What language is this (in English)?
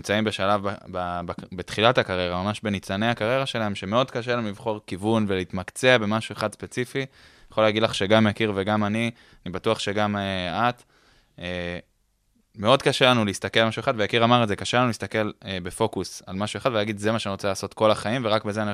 Hebrew